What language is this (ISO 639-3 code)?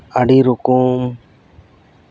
sat